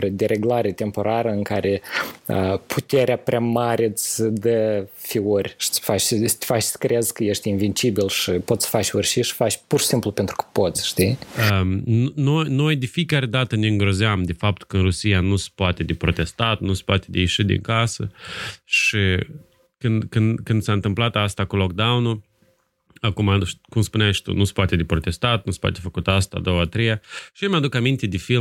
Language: Romanian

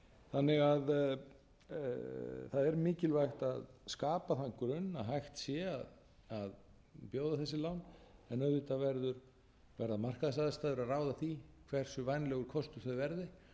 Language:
Icelandic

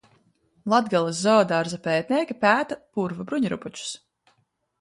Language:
Latvian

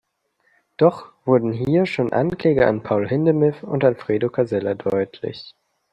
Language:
German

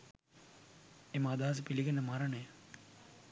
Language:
Sinhala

